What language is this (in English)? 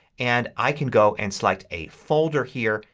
English